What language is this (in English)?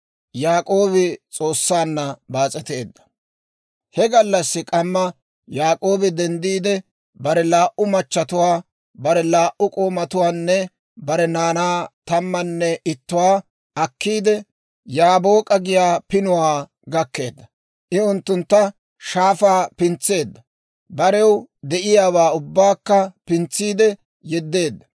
Dawro